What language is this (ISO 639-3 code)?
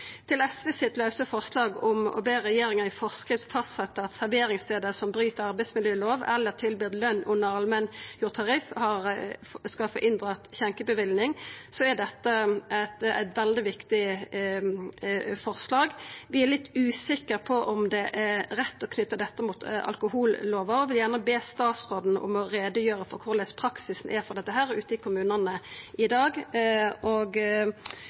nor